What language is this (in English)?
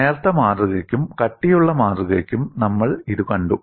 Malayalam